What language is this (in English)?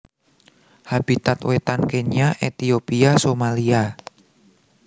Javanese